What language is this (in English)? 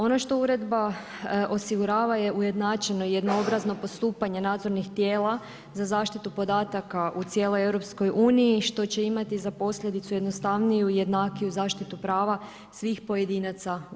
Croatian